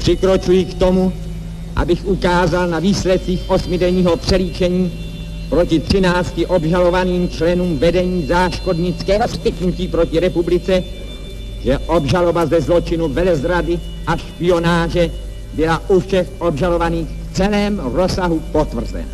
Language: Czech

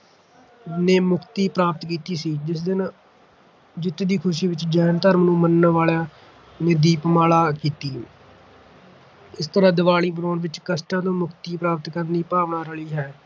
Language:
Punjabi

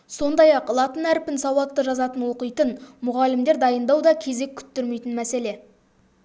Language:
Kazakh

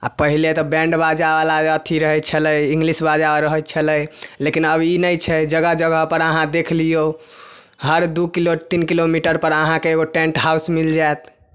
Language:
Maithili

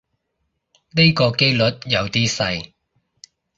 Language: Cantonese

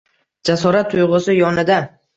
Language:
Uzbek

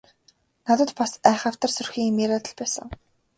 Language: Mongolian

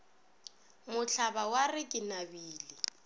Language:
Northern Sotho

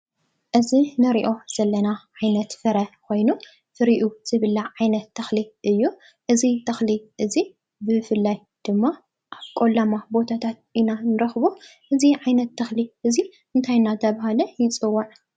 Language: Tigrinya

